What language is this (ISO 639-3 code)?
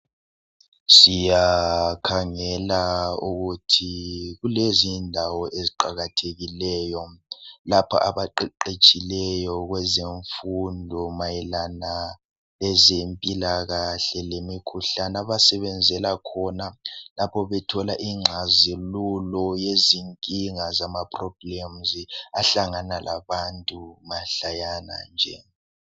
nde